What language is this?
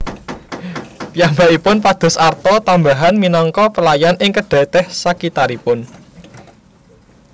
Javanese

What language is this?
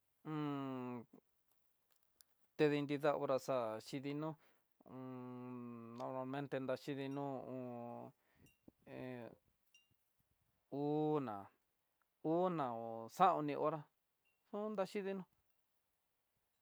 Tidaá Mixtec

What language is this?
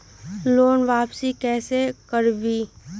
Magahi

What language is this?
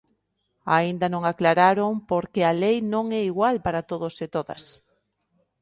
Galician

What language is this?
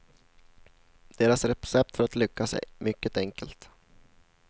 Swedish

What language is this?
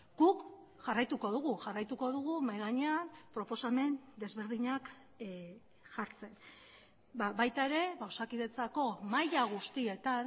Basque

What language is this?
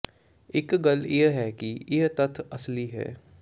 Punjabi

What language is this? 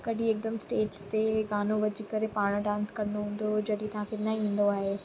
Sindhi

